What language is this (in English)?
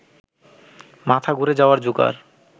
Bangla